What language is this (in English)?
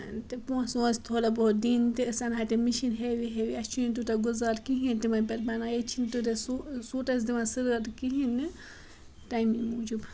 Kashmiri